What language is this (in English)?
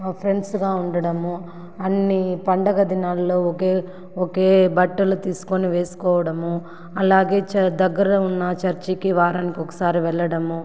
Telugu